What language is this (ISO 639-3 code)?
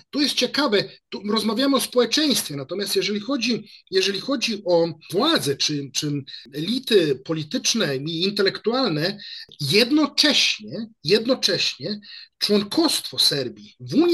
pol